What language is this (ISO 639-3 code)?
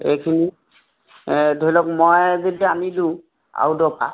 asm